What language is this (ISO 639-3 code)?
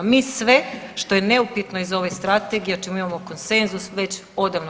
hrv